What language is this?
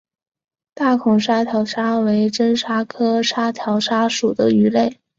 Chinese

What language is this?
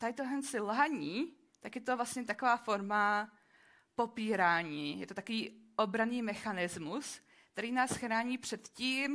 Czech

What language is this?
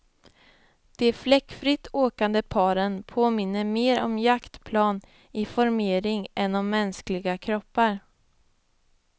Swedish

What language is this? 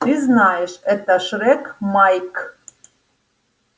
Russian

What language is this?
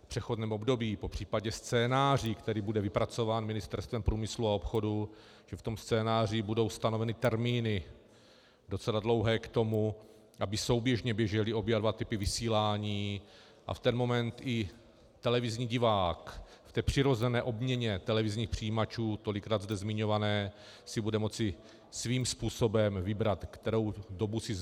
Czech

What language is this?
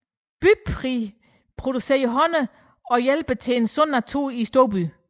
Danish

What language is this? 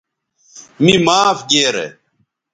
Bateri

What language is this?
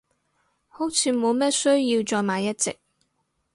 Cantonese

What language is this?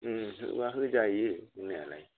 Bodo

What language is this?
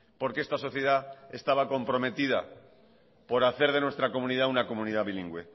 Spanish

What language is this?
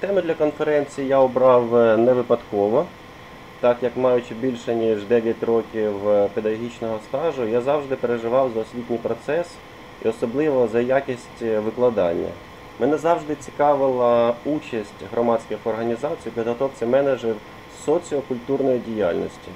Ukrainian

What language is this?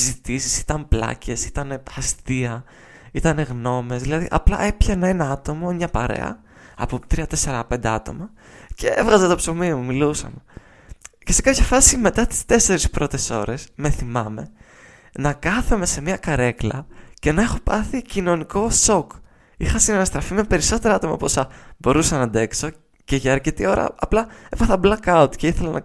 Greek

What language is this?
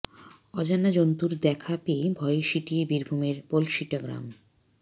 Bangla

